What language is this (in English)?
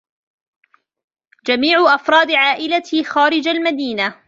Arabic